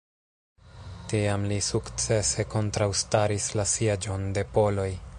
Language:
Esperanto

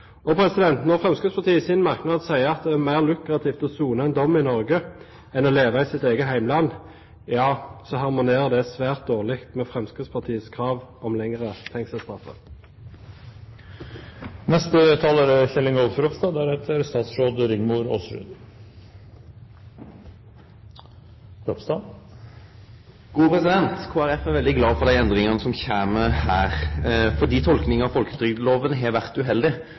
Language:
Norwegian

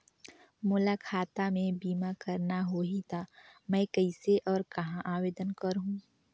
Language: Chhattisgarhi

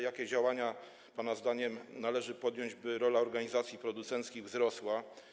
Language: Polish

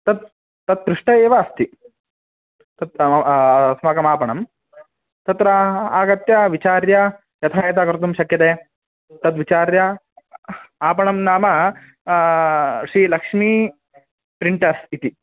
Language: Sanskrit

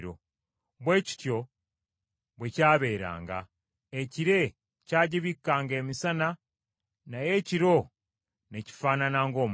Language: Ganda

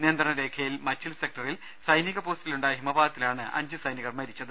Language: Malayalam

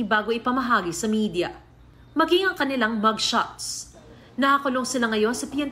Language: Filipino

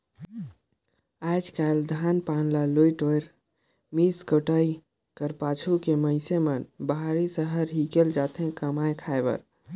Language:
Chhattisgarhi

